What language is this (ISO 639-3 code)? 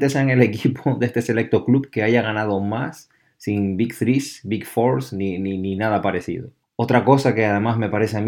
spa